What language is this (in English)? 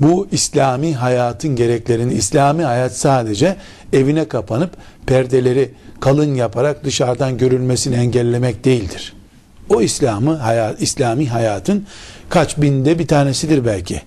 Turkish